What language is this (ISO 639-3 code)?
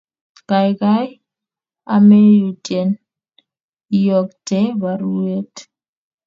kln